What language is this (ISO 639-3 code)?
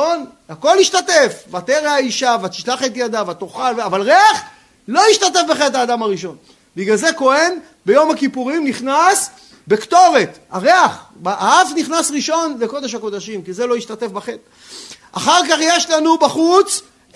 heb